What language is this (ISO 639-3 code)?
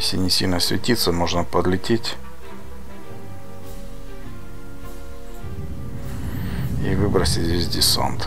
rus